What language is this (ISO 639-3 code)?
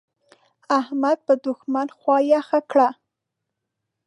pus